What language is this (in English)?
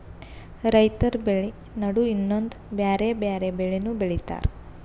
Kannada